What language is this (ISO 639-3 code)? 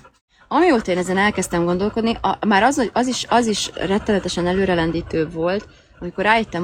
hun